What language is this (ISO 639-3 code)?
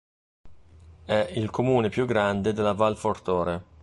ita